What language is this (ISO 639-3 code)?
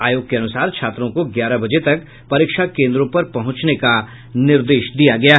hin